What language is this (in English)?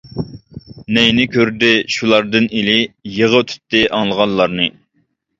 Uyghur